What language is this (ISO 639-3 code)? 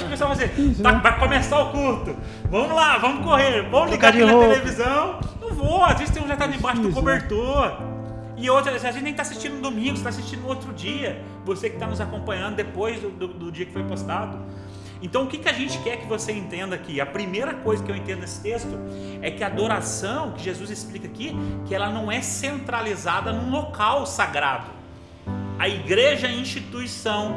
por